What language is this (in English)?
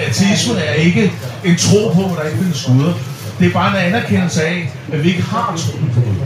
Danish